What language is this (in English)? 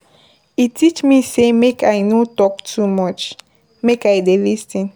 Nigerian Pidgin